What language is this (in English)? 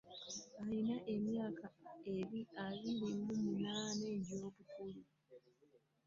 Ganda